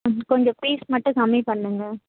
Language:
Tamil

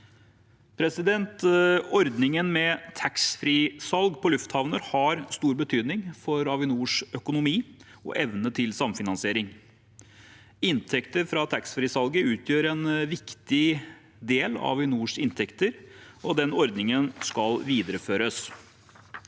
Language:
Norwegian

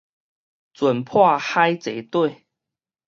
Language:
Min Nan Chinese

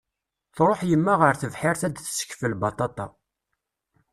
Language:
Kabyle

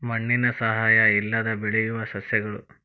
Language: Kannada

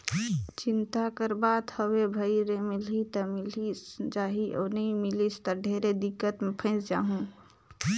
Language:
Chhattisgarhi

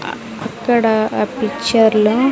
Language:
Telugu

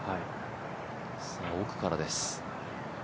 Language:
Japanese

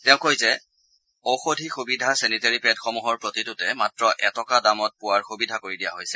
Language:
Assamese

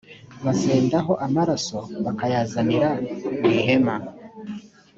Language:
Kinyarwanda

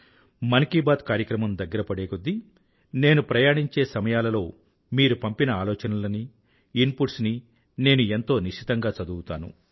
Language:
Telugu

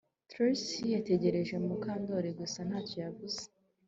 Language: Kinyarwanda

